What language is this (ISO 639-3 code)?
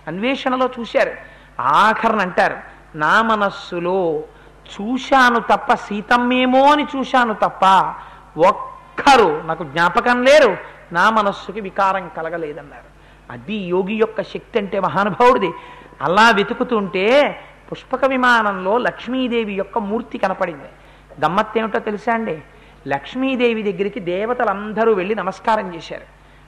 tel